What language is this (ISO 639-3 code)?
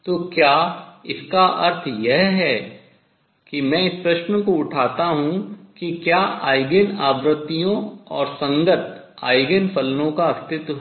hin